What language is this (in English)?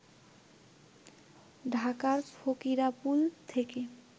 Bangla